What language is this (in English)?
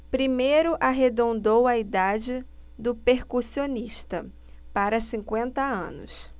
Portuguese